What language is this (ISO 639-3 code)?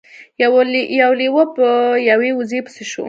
pus